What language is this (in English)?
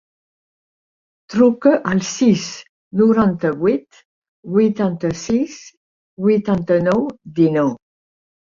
Catalan